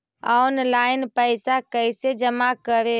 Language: Magahi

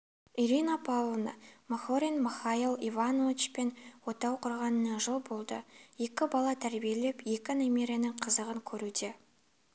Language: Kazakh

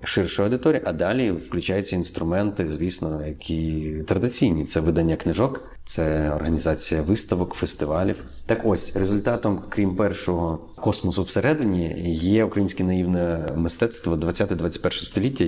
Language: Ukrainian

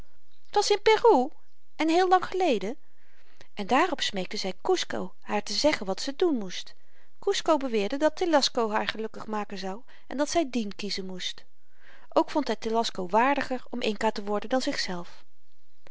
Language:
Dutch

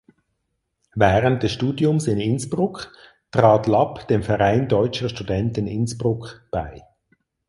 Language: German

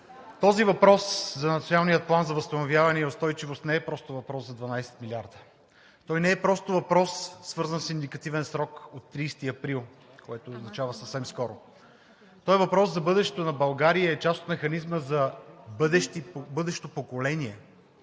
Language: Bulgarian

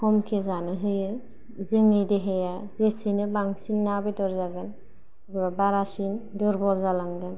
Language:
Bodo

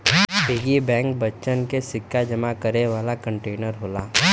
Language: Bhojpuri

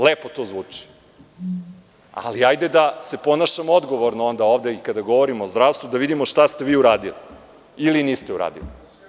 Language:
Serbian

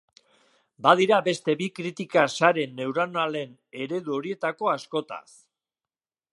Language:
Basque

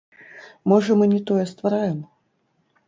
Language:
Belarusian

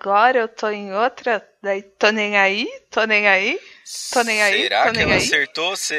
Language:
Portuguese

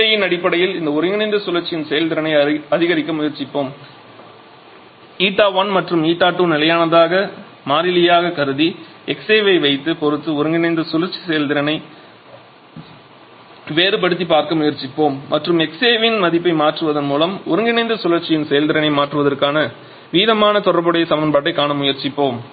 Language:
Tamil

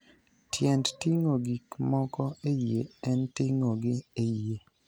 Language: Luo (Kenya and Tanzania)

